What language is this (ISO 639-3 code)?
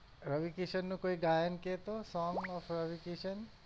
guj